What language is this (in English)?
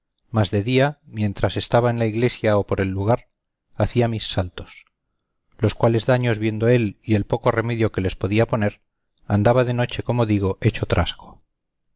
Spanish